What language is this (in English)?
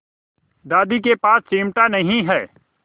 Hindi